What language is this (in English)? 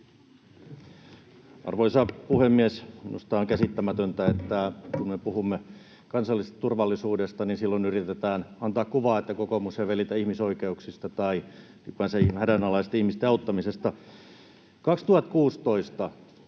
Finnish